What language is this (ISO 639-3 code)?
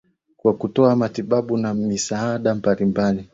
swa